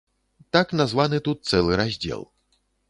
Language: Belarusian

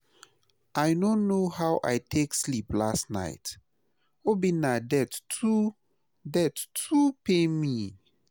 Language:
Nigerian Pidgin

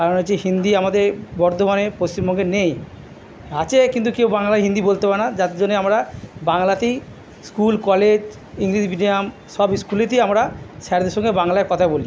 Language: Bangla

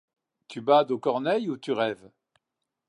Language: French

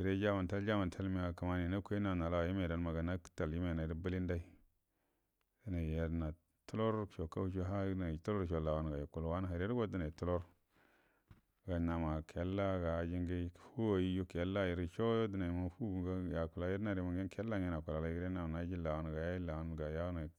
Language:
Buduma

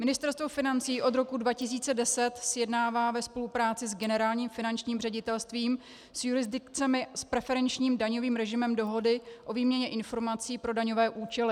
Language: Czech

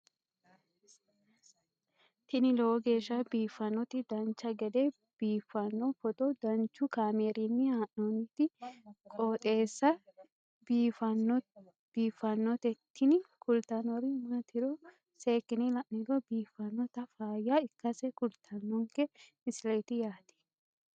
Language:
Sidamo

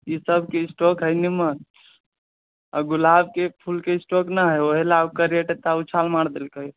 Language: Maithili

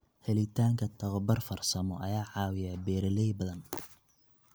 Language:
Somali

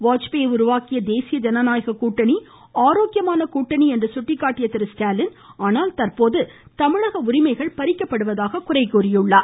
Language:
Tamil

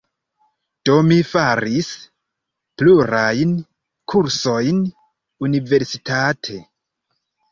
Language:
Esperanto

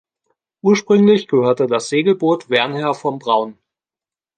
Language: German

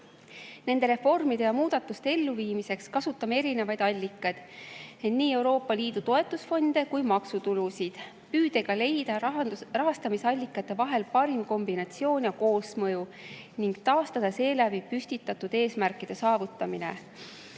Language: Estonian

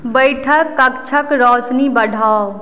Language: Maithili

